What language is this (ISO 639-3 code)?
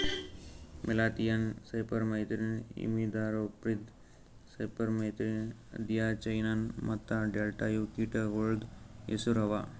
kan